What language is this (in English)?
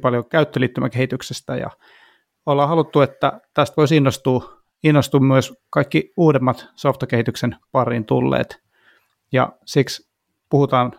Finnish